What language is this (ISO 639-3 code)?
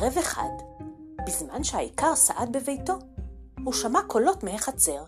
heb